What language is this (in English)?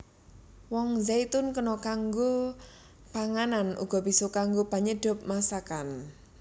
Javanese